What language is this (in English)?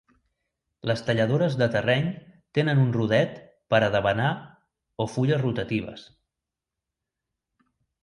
Catalan